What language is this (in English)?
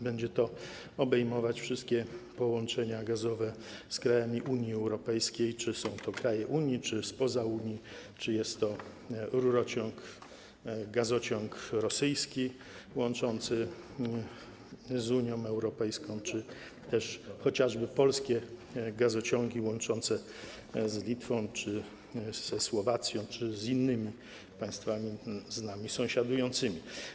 Polish